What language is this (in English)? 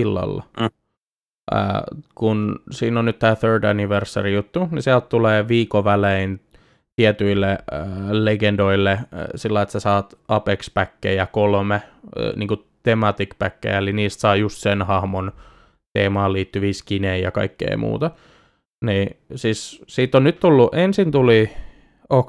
Finnish